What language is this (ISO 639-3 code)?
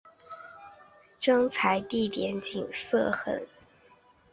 zho